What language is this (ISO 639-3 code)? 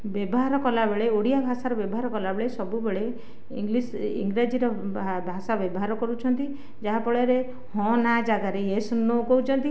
ori